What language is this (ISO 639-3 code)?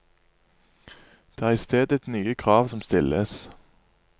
nor